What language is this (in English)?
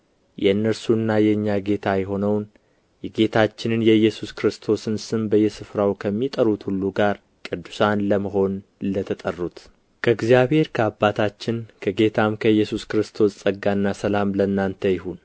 Amharic